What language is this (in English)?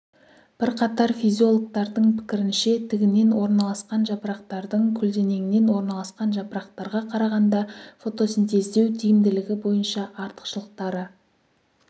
Kazakh